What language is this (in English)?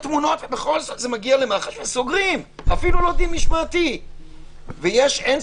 Hebrew